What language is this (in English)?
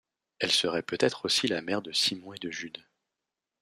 French